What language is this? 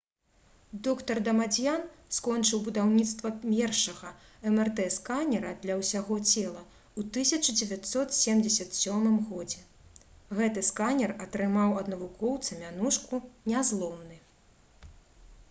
Belarusian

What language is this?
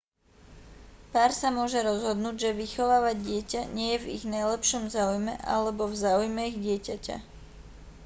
Slovak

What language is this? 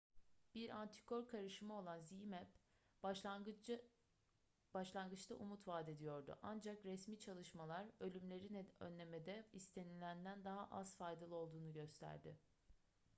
Turkish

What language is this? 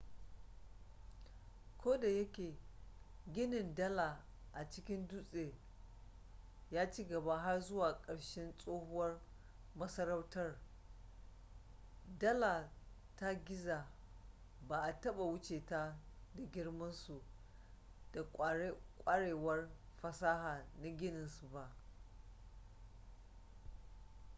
Hausa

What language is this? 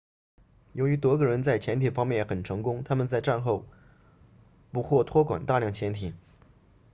Chinese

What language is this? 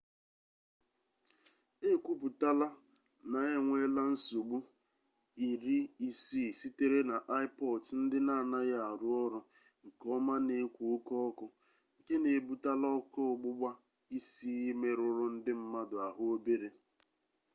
Igbo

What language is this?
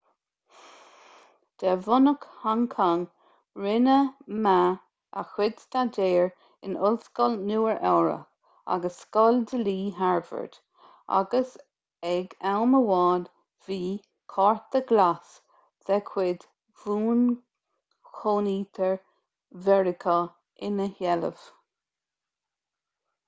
Irish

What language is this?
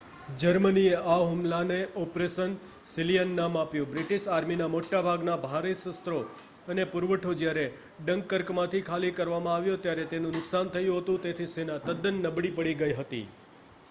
Gujarati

